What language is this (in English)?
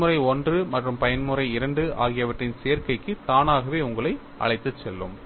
Tamil